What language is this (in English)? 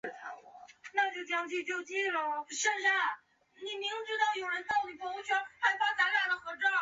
Chinese